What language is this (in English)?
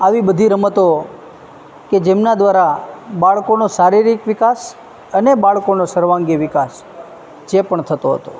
Gujarati